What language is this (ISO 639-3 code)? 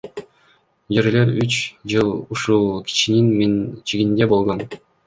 kir